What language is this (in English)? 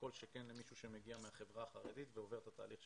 Hebrew